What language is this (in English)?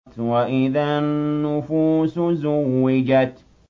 Arabic